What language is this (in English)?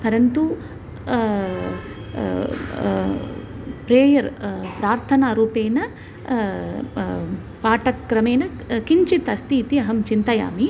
Sanskrit